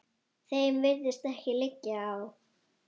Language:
Icelandic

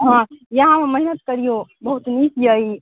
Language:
Maithili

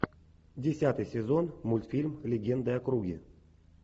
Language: Russian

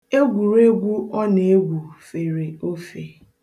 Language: Igbo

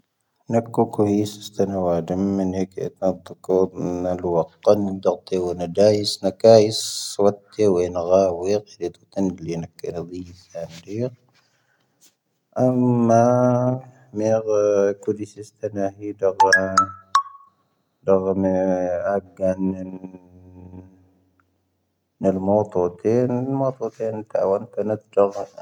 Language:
Tahaggart Tamahaq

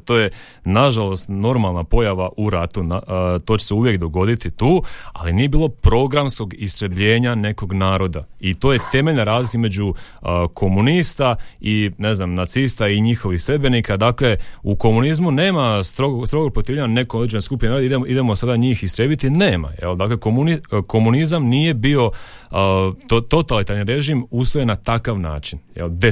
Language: Croatian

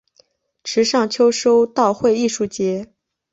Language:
Chinese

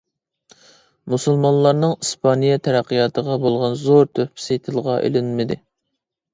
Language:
Uyghur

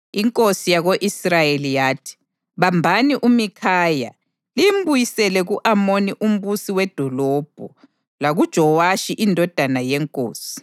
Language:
North Ndebele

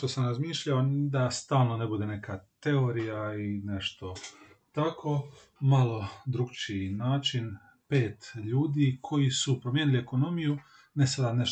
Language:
Croatian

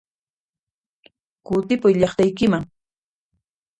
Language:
Puno Quechua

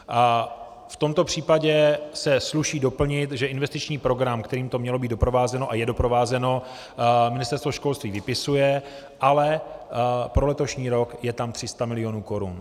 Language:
Czech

